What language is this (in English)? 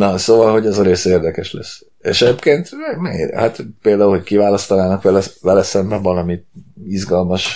Hungarian